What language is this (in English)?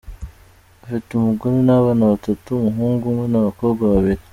Kinyarwanda